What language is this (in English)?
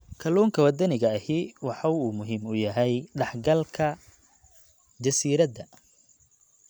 Somali